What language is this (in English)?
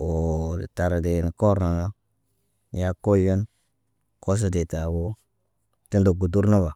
Naba